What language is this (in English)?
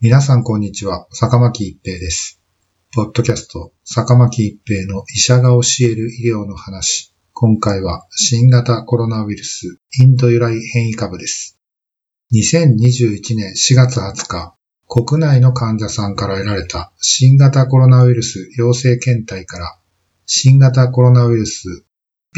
Japanese